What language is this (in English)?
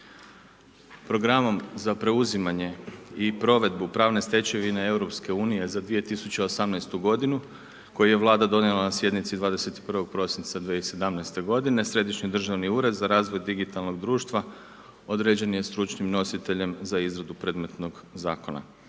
Croatian